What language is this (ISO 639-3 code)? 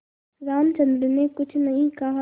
hin